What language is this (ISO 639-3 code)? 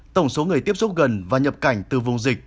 vie